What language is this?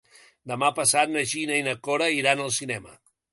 Catalan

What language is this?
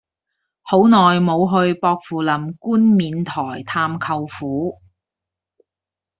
Cantonese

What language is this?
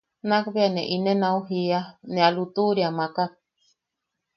Yaqui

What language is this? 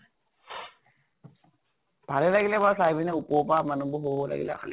Assamese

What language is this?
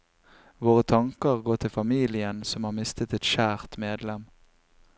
Norwegian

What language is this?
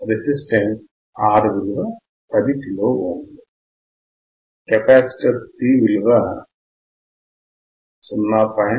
Telugu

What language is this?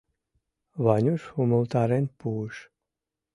Mari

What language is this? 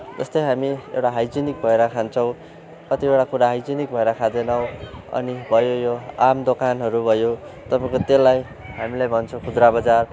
Nepali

